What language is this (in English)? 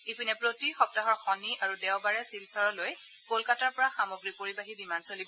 Assamese